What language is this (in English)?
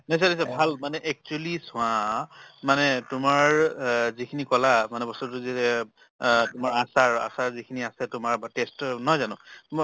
Assamese